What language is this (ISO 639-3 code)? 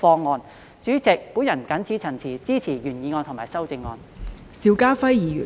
yue